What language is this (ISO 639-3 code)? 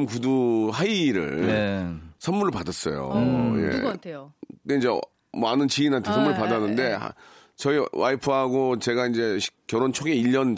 kor